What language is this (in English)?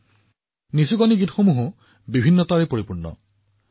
Assamese